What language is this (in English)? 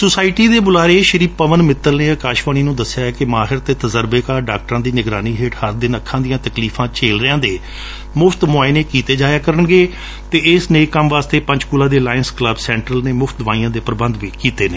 Punjabi